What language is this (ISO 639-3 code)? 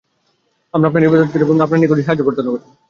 ben